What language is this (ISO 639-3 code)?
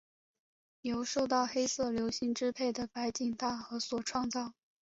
zho